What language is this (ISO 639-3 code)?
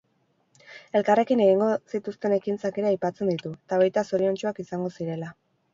eus